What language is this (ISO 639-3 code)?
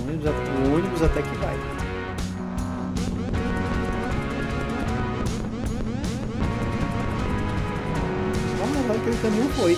por